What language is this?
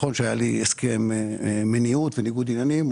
Hebrew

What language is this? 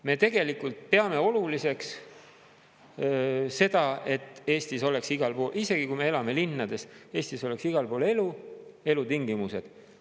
Estonian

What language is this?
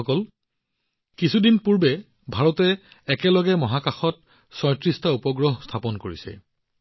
Assamese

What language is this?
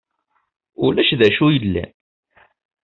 Kabyle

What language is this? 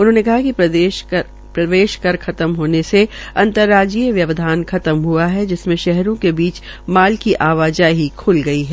Hindi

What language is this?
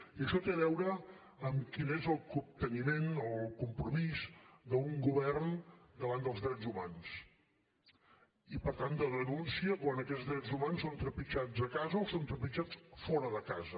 Catalan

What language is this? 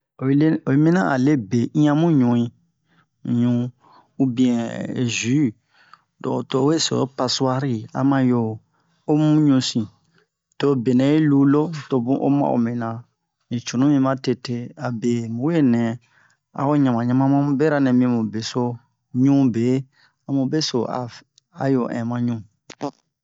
Bomu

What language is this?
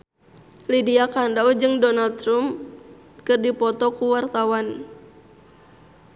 Sundanese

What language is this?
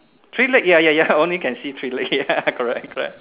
English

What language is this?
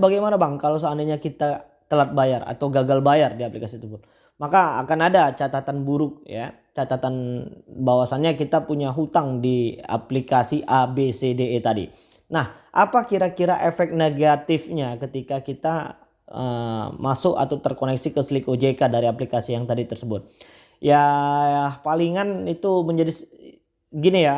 Indonesian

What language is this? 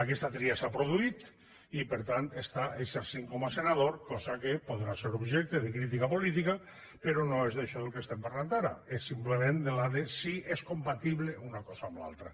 Catalan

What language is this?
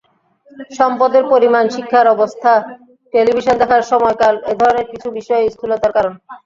Bangla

